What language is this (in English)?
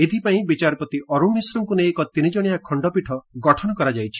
Odia